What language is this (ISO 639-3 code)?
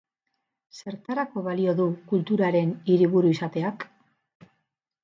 eus